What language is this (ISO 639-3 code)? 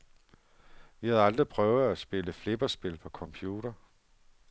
dan